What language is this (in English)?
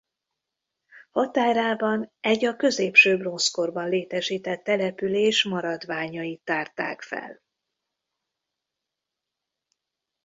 Hungarian